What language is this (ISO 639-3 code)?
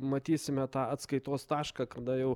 lit